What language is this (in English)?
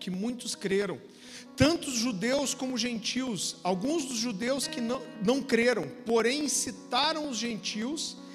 Portuguese